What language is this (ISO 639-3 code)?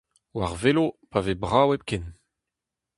bre